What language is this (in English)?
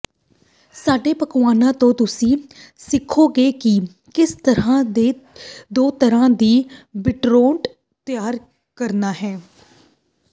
Punjabi